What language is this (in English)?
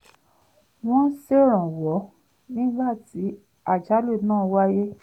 Yoruba